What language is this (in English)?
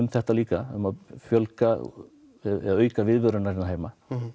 Icelandic